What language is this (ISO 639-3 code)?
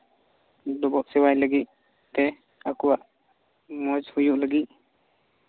sat